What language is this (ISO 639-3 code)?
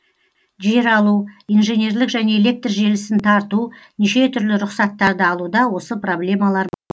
kaz